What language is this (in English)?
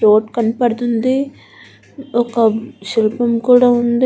Telugu